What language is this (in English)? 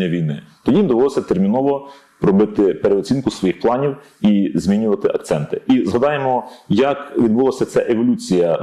Ukrainian